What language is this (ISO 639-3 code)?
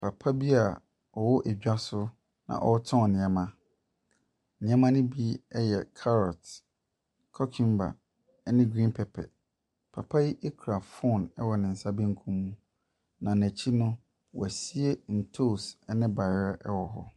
aka